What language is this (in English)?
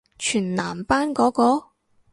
Cantonese